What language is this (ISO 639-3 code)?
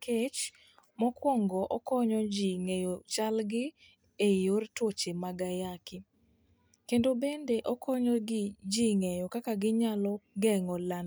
luo